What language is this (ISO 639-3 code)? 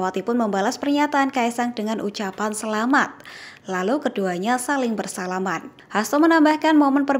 ind